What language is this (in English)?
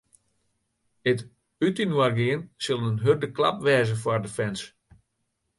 Western Frisian